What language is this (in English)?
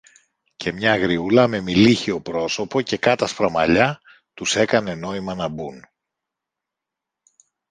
Greek